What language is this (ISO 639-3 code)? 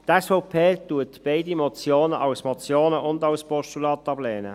gsw